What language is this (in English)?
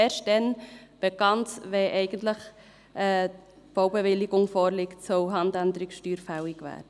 Swiss German